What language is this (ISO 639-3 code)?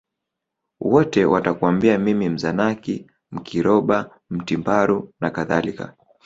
swa